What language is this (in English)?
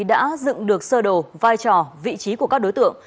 Vietnamese